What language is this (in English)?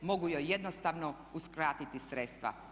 Croatian